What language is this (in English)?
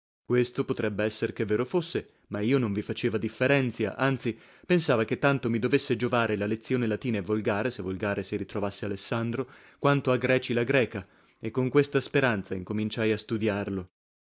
Italian